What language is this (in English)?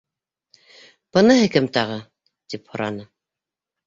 Bashkir